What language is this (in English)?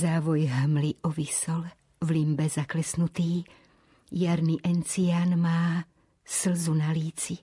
Slovak